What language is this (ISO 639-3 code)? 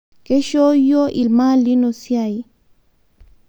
mas